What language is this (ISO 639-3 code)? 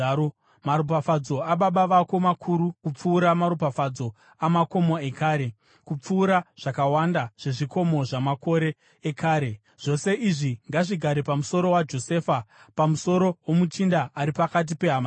sna